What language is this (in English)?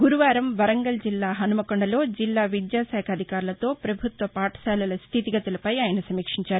Telugu